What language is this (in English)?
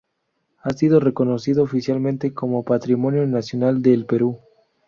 Spanish